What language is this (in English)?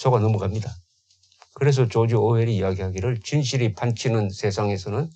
Korean